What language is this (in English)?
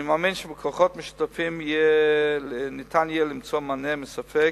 Hebrew